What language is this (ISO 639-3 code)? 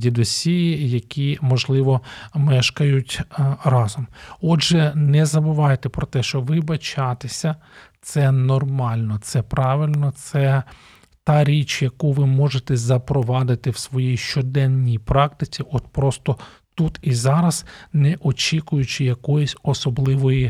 ukr